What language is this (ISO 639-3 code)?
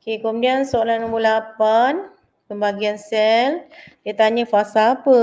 msa